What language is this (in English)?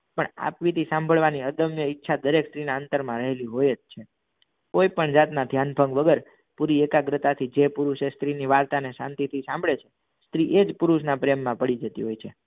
Gujarati